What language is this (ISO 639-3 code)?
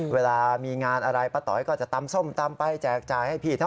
tha